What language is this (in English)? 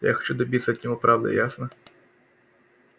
Russian